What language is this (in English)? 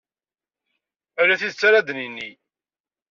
Kabyle